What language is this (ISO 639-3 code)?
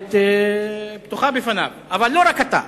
heb